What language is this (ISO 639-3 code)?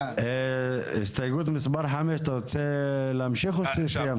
heb